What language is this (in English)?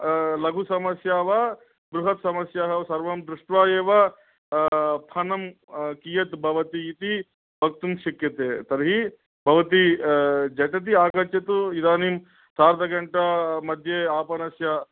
Sanskrit